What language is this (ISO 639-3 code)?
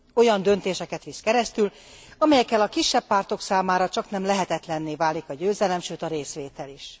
hun